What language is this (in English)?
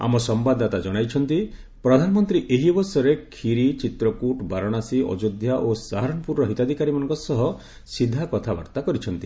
Odia